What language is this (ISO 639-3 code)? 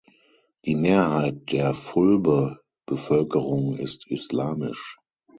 deu